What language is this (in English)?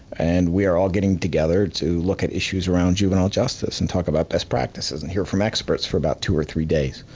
English